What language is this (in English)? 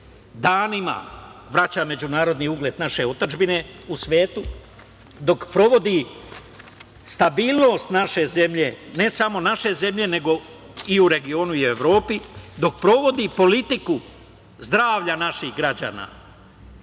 Serbian